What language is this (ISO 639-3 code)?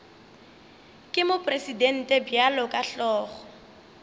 nso